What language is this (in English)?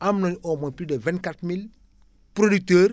Wolof